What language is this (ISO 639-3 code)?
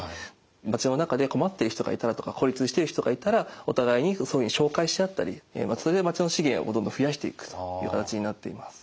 jpn